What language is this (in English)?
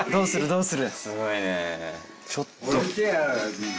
Japanese